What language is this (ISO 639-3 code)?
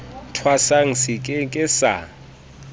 sot